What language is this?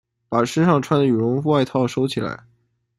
Chinese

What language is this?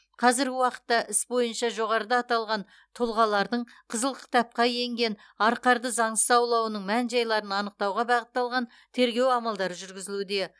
Kazakh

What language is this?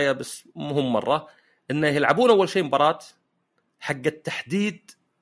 Arabic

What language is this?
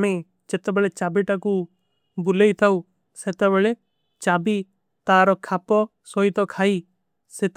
Kui (India)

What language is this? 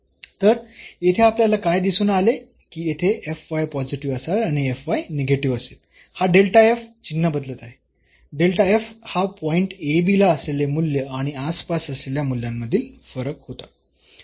Marathi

